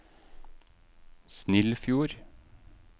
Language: Norwegian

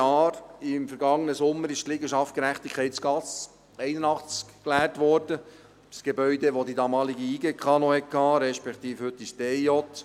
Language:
Swiss German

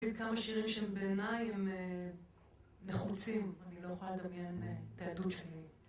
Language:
Hebrew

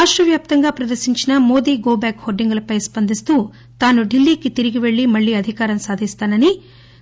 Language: Telugu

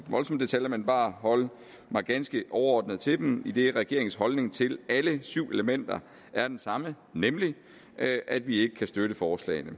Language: Danish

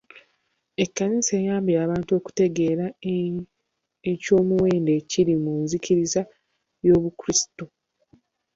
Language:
Ganda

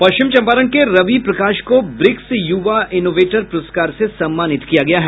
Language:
Hindi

